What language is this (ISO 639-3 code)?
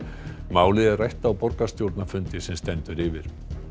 isl